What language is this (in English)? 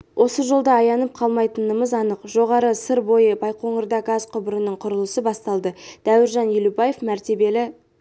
Kazakh